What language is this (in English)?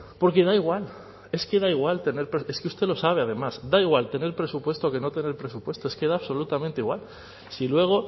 Spanish